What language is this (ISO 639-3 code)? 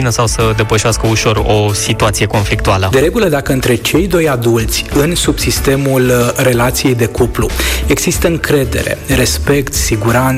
ron